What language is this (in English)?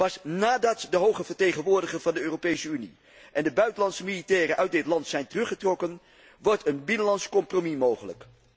Dutch